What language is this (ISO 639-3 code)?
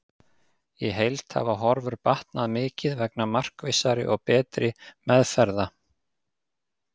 isl